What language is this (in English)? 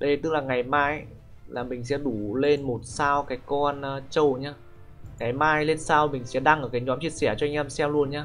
Vietnamese